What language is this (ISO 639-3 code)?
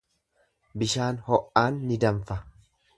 orm